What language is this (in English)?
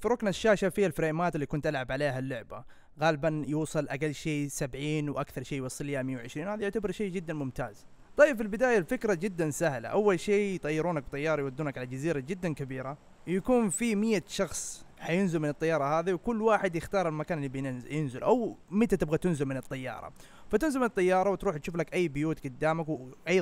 Arabic